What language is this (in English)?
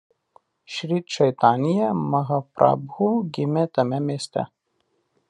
Lithuanian